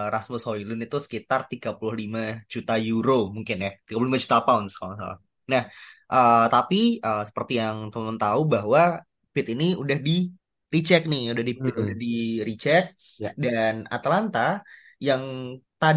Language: Indonesian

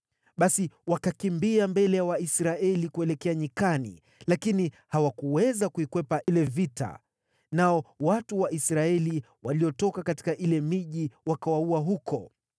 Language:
Swahili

